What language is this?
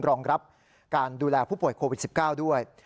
Thai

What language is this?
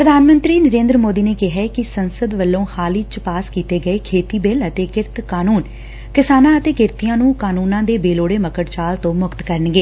Punjabi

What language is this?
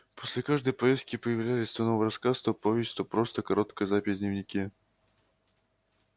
Russian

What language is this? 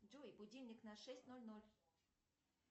Russian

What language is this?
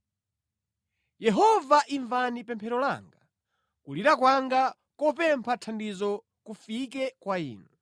Nyanja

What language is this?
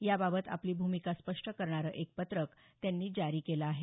Marathi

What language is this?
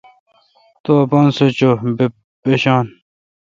Kalkoti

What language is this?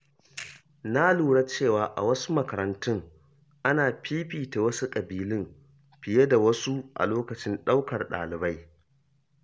Hausa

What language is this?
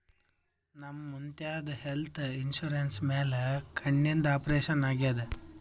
Kannada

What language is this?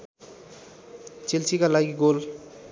Nepali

